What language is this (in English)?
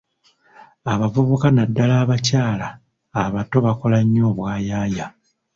Ganda